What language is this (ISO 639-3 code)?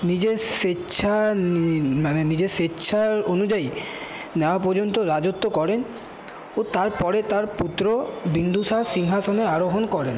ben